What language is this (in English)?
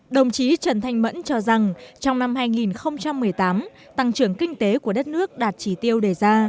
Vietnamese